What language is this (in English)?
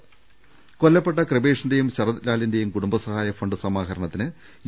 Malayalam